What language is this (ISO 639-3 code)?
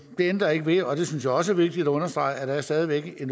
dan